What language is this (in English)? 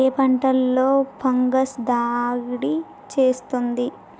Telugu